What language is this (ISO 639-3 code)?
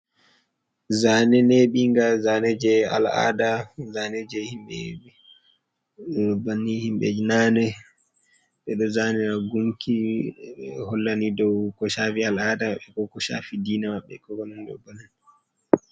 ful